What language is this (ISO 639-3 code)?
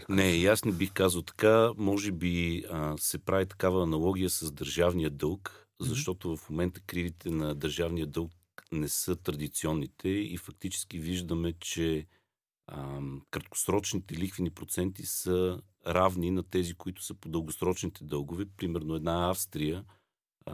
bul